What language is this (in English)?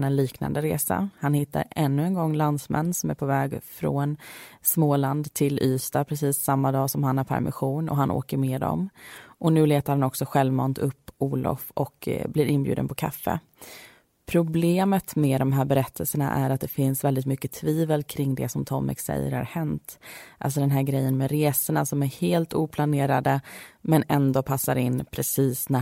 Swedish